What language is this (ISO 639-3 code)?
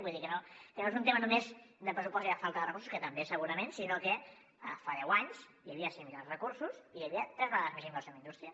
cat